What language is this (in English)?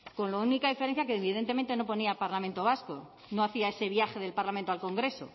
Spanish